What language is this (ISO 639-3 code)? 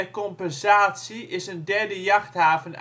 nld